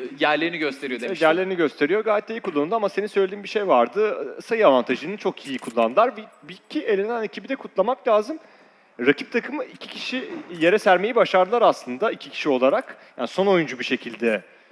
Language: Turkish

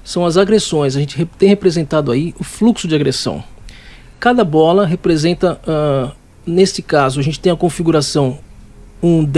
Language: Portuguese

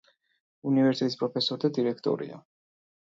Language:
Georgian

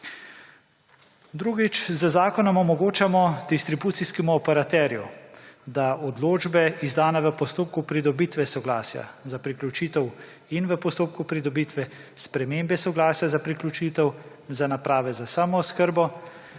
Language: Slovenian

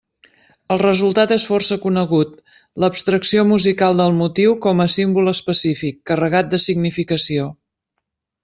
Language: Catalan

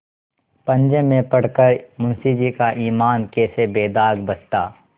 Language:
Hindi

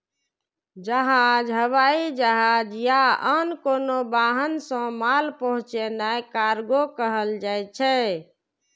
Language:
Maithili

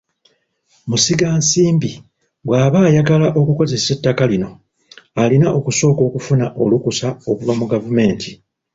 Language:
Ganda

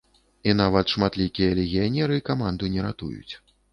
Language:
Belarusian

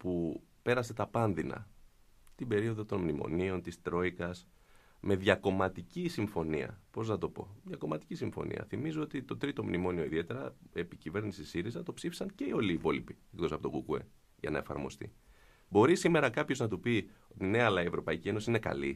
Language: Greek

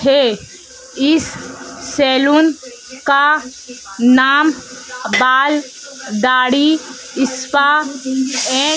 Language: Hindi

